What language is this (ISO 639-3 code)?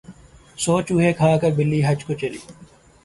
urd